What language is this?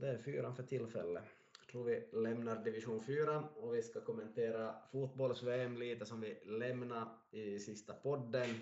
Swedish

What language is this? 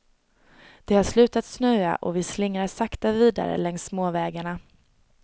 Swedish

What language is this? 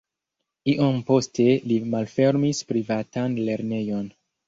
Esperanto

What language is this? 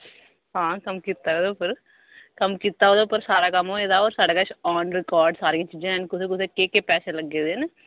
Dogri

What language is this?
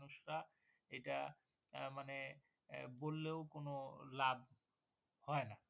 Bangla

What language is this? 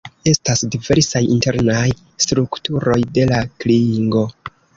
Esperanto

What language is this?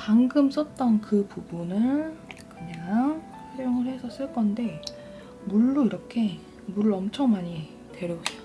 Korean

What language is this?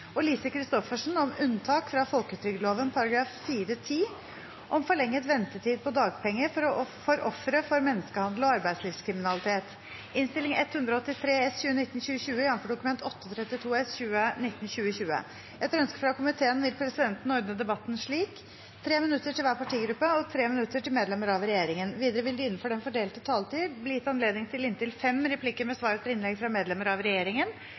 Norwegian Bokmål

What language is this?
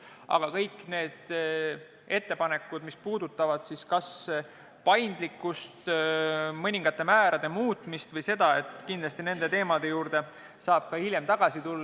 Estonian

